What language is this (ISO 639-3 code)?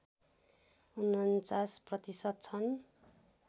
nep